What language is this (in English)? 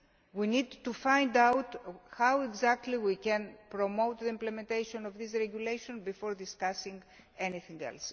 English